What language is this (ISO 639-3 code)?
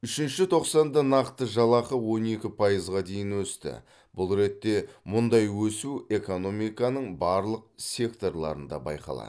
kaz